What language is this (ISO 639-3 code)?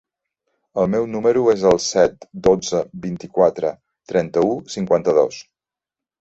cat